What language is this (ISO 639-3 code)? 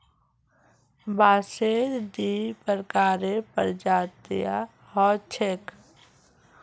mag